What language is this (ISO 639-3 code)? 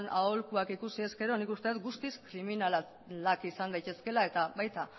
eus